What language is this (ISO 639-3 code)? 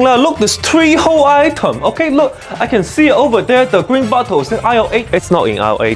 eng